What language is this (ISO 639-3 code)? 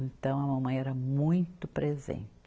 por